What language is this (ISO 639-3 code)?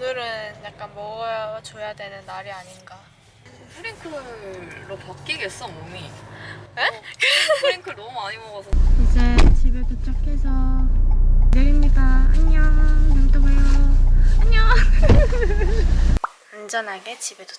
kor